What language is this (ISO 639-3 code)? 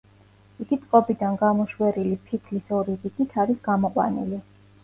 kat